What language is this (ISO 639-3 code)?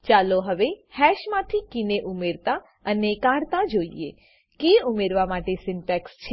guj